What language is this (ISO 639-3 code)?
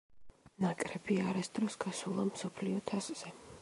kat